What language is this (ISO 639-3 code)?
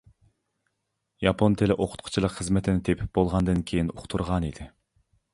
uig